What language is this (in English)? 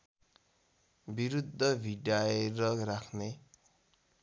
Nepali